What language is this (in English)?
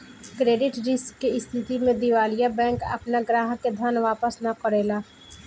Bhojpuri